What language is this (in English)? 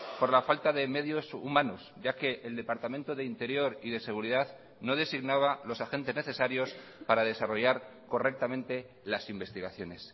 Spanish